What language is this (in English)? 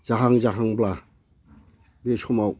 Bodo